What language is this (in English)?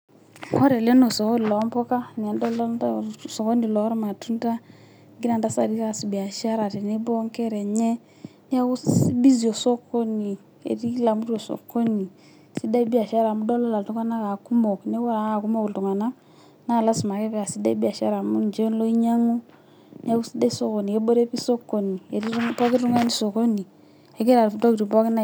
Masai